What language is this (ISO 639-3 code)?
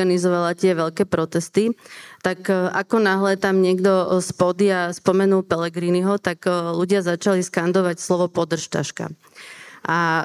slk